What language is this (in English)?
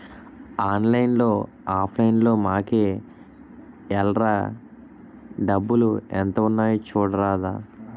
Telugu